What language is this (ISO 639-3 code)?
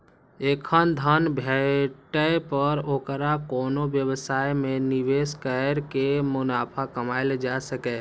mai